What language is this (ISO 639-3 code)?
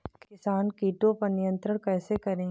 hin